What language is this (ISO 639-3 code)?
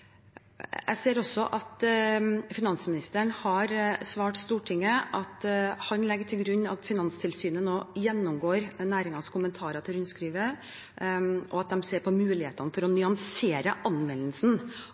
nob